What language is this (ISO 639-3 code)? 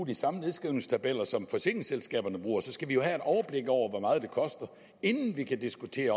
dan